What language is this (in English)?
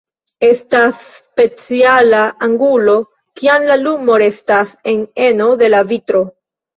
Esperanto